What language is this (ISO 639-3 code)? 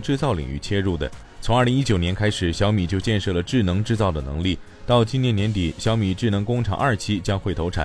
zho